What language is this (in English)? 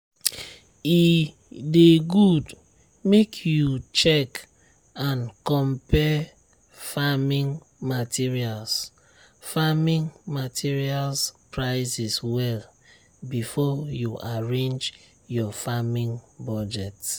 Nigerian Pidgin